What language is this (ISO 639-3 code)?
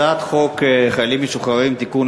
heb